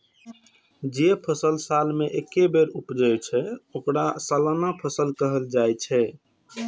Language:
Maithili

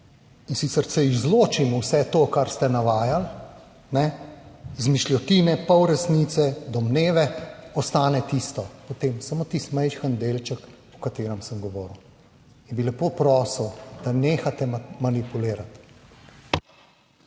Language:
Slovenian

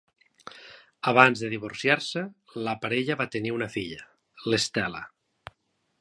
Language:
Catalan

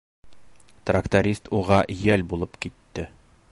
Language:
Bashkir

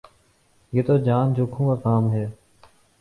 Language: Urdu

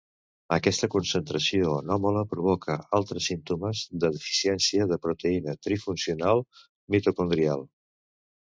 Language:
Catalan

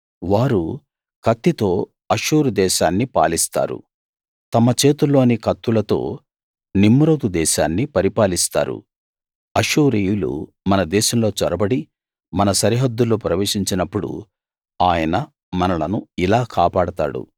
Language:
Telugu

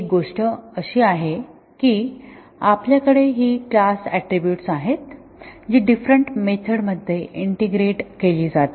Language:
Marathi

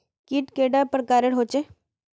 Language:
Magahi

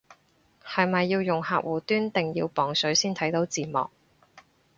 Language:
Cantonese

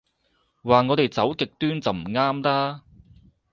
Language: Cantonese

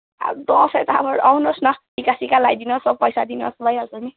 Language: Nepali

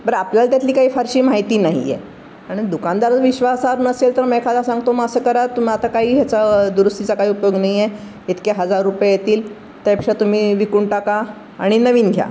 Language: Marathi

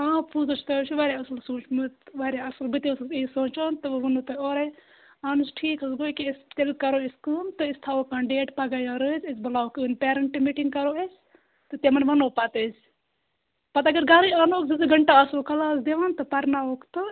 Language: Kashmiri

